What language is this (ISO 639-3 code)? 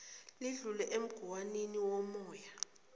zul